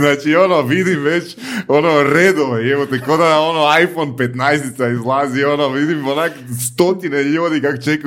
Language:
Croatian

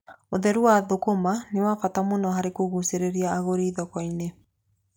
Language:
Kikuyu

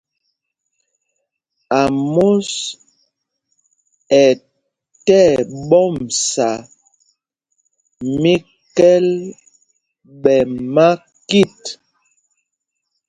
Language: Mpumpong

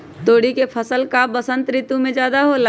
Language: Magahi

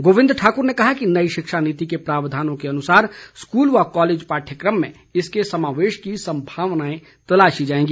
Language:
Hindi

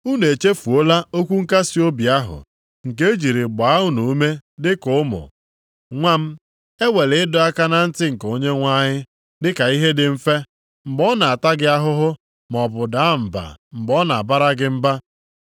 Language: Igbo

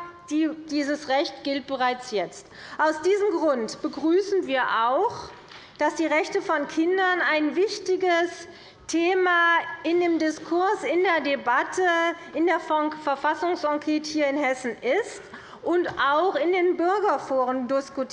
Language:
German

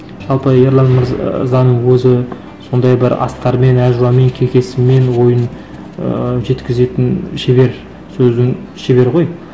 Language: Kazakh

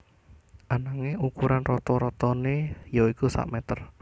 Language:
Javanese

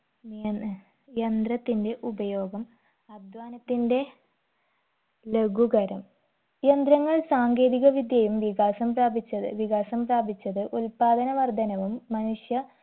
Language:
Malayalam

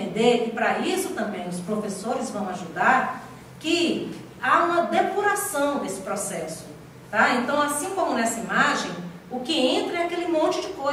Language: Portuguese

